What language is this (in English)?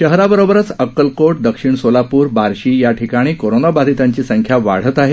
Marathi